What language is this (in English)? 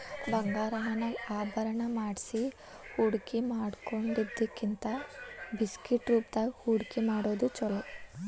Kannada